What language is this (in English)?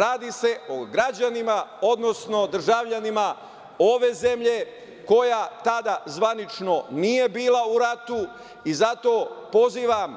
Serbian